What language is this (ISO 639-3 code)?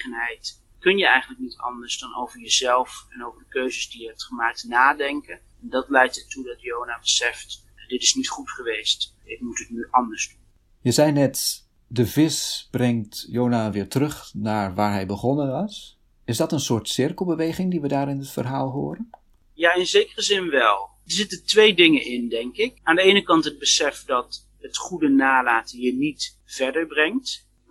nld